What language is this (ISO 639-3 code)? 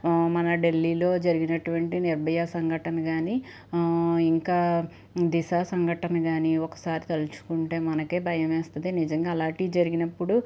tel